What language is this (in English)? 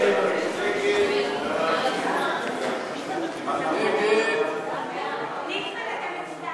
Hebrew